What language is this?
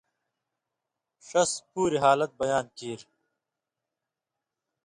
Indus Kohistani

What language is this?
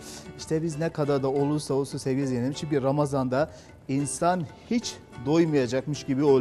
Turkish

